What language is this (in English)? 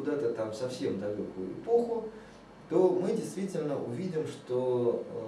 Russian